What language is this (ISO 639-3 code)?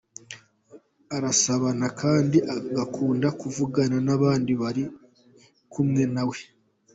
kin